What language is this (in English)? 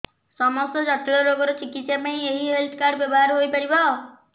Odia